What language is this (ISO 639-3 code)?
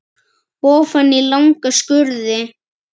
isl